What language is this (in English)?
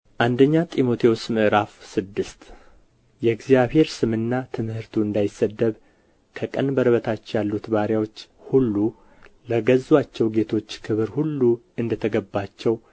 Amharic